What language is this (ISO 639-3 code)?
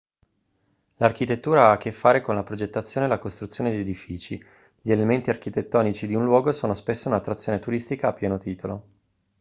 ita